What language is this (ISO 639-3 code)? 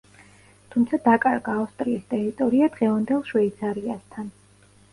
kat